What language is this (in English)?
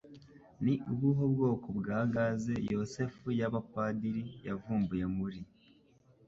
Kinyarwanda